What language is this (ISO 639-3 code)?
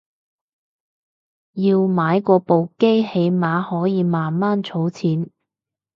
yue